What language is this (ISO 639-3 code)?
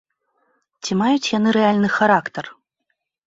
bel